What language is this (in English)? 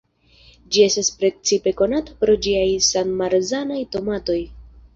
Esperanto